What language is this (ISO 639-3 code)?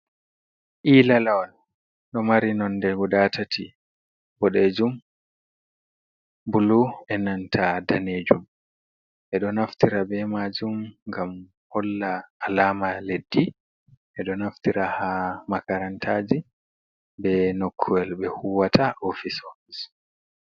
ful